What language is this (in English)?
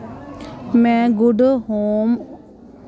Dogri